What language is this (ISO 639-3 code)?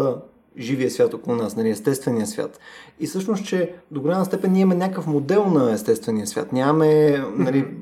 bul